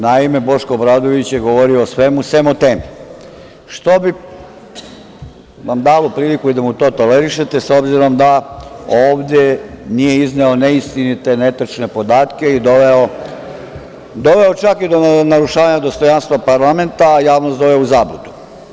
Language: Serbian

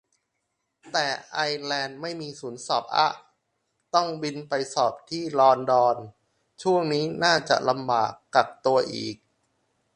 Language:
Thai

